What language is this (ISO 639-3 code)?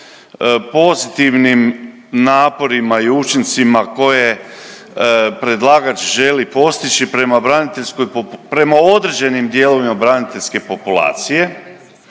hrv